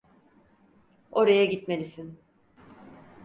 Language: Turkish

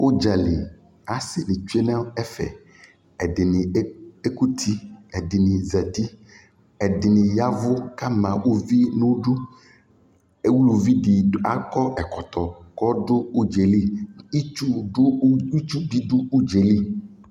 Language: Ikposo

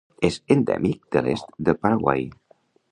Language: Catalan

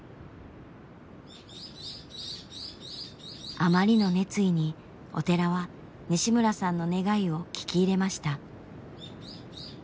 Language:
Japanese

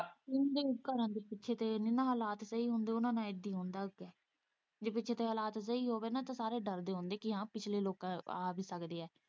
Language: Punjabi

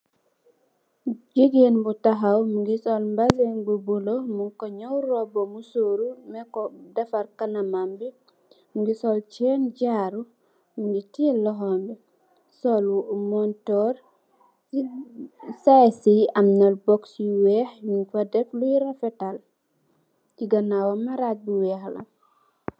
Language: Wolof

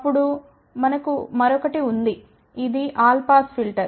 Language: Telugu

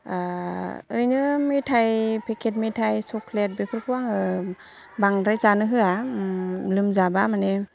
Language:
Bodo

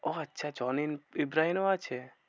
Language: Bangla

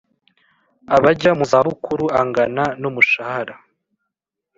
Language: Kinyarwanda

